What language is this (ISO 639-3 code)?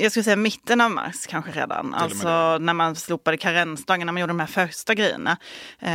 swe